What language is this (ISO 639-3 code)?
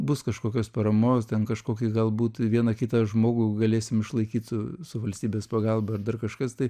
lit